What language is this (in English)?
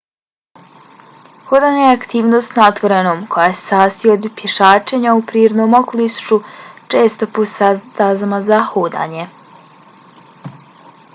Bosnian